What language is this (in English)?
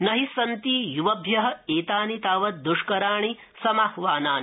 Sanskrit